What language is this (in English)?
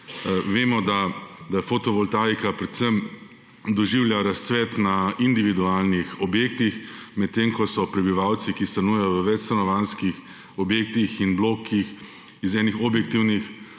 Slovenian